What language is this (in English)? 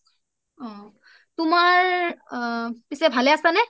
Assamese